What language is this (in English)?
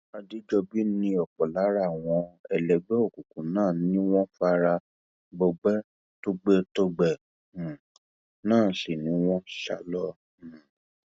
Yoruba